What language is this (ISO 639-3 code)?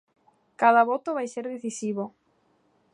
glg